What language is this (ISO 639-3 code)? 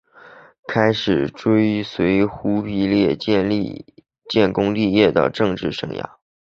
zho